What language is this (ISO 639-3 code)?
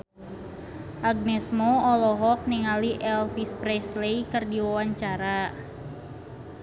sun